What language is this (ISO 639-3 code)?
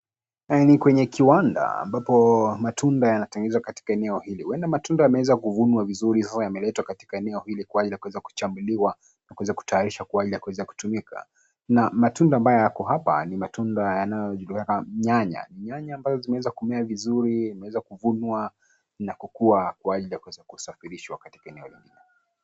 swa